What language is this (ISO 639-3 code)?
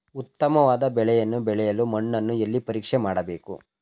kan